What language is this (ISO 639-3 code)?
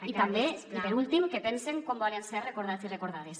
cat